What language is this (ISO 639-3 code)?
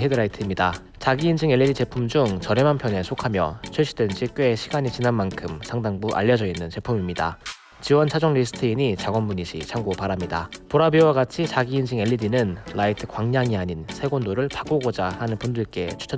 kor